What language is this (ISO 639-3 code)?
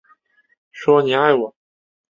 zho